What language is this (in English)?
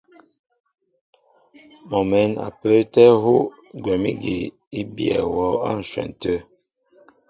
Mbo (Cameroon)